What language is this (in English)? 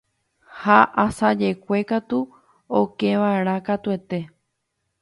Guarani